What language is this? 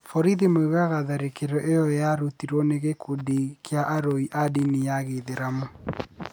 Kikuyu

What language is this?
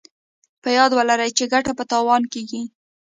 Pashto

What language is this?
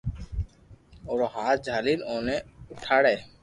Loarki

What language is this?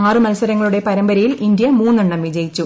Malayalam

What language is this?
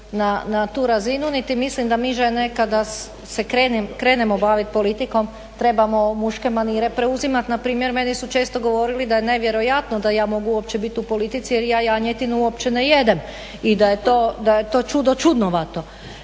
Croatian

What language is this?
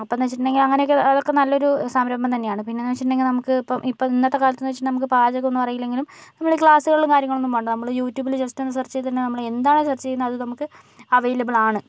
Malayalam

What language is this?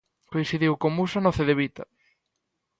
Galician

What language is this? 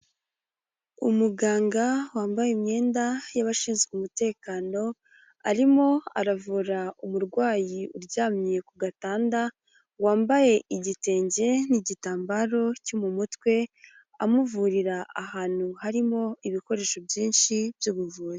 Kinyarwanda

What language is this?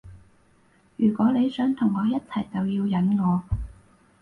Cantonese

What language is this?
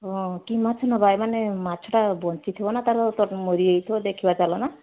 Odia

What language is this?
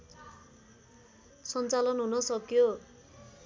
Nepali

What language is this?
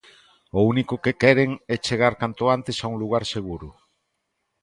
Galician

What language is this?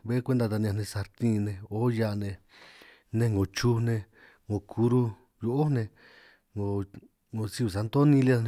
San Martín Itunyoso Triqui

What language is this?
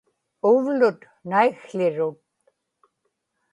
Inupiaq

